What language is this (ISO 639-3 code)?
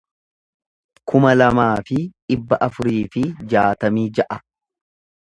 orm